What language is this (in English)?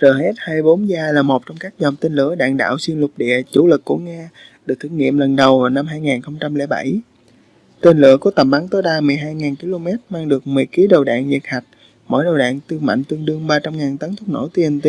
Vietnamese